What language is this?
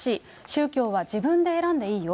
Japanese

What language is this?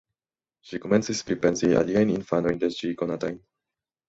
Esperanto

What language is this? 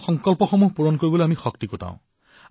Assamese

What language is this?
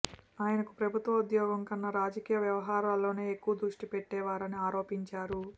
Telugu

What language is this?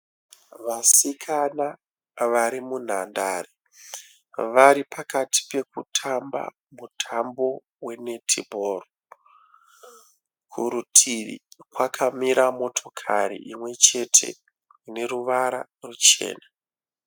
Shona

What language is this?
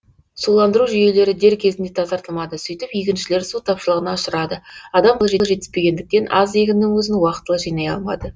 Kazakh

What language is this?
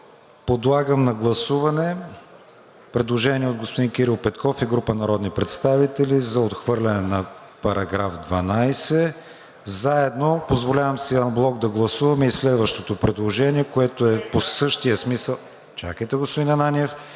Bulgarian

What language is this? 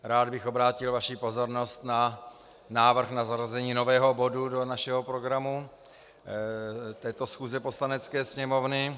Czech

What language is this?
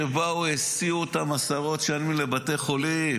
Hebrew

